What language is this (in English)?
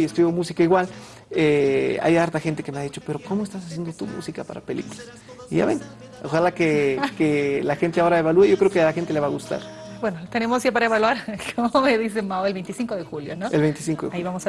Spanish